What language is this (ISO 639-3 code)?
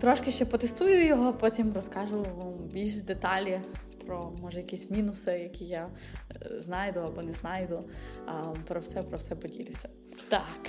ukr